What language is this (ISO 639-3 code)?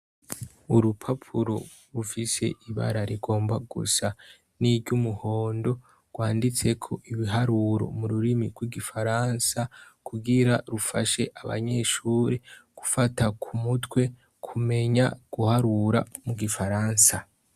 run